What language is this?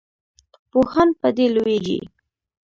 Pashto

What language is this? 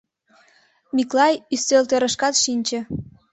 Mari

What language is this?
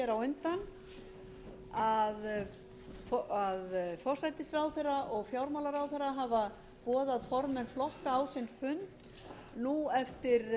Icelandic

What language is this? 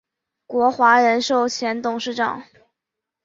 Chinese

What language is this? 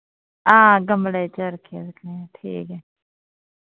Dogri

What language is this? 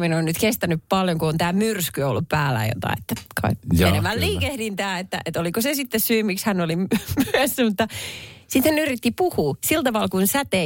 Finnish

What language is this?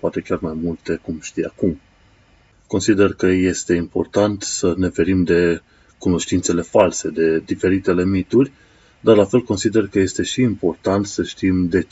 Romanian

